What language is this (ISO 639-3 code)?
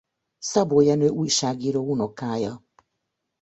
hun